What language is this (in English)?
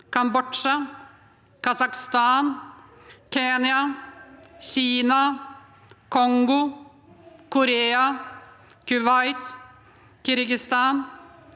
Norwegian